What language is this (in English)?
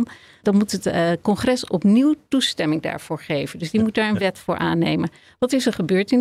Dutch